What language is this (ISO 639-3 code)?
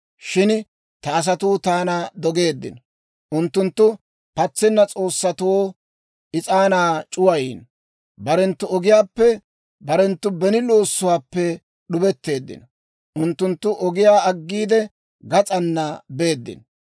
dwr